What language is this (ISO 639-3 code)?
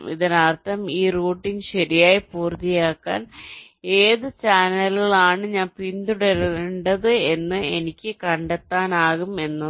mal